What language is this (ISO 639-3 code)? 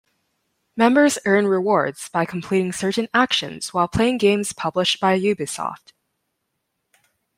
eng